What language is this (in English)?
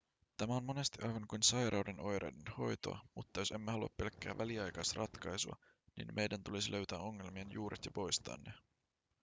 Finnish